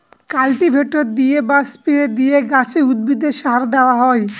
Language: Bangla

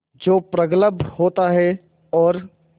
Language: Hindi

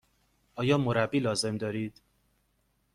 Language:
Persian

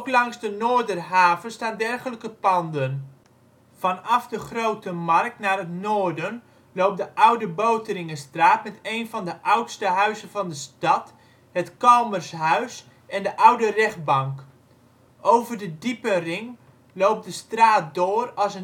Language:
Dutch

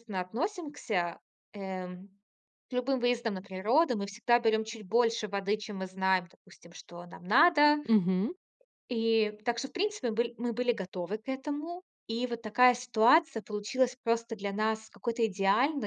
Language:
Russian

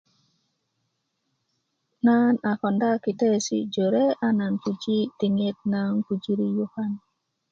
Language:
Kuku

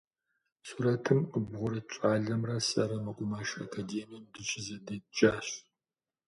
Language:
Kabardian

